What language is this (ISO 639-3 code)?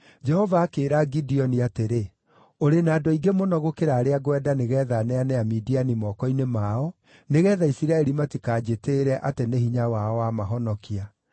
kik